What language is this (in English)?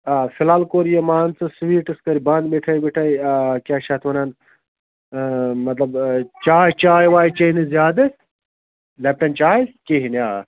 Kashmiri